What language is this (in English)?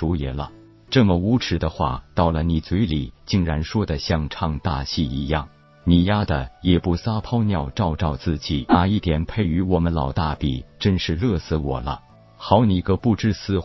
Chinese